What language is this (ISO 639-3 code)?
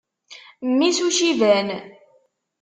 kab